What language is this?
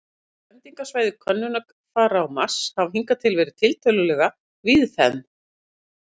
Icelandic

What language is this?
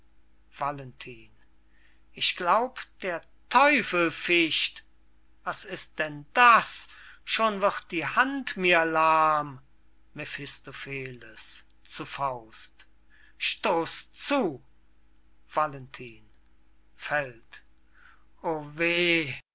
German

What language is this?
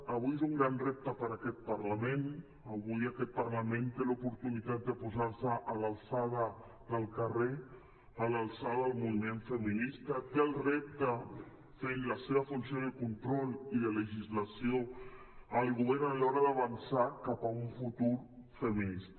Catalan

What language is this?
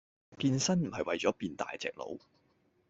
Cantonese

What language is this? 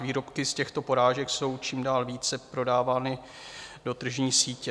Czech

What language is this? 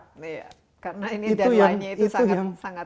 Indonesian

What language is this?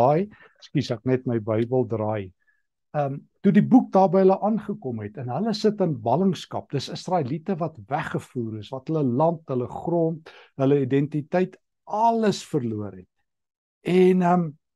Dutch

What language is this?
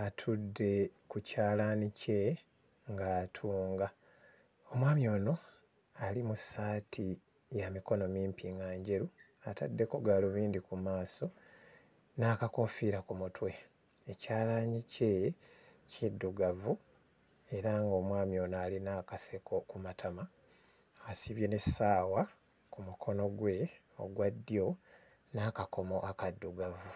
Ganda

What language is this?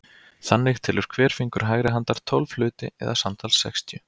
Icelandic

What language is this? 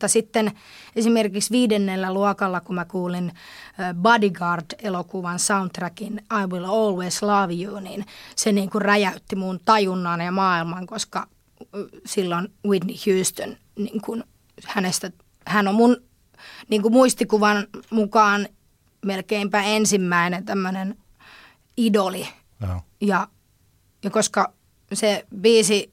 Finnish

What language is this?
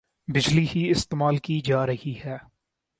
Urdu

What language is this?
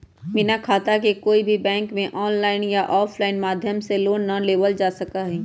Magahi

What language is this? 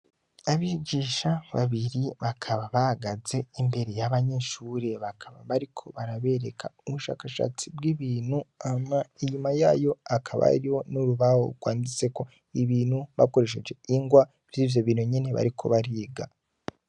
Rundi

